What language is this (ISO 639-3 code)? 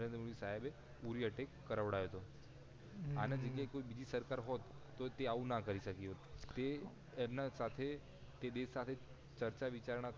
guj